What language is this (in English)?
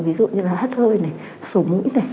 Vietnamese